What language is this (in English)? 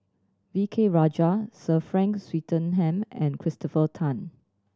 English